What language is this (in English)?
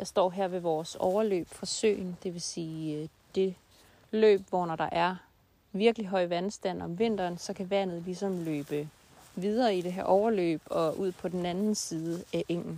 Danish